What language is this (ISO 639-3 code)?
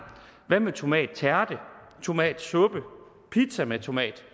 dan